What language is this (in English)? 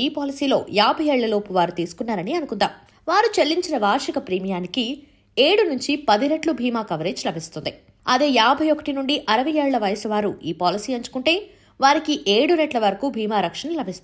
Telugu